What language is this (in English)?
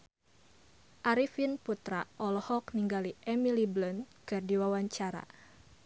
Sundanese